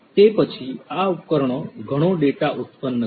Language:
Gujarati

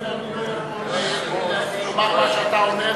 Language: Hebrew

